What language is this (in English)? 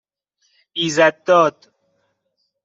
Persian